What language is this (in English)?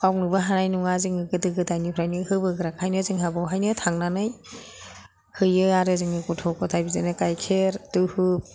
Bodo